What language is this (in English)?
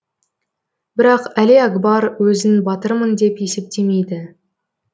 Kazakh